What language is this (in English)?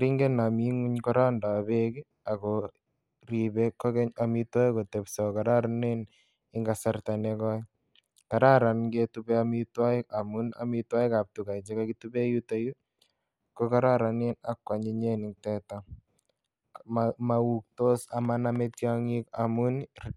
Kalenjin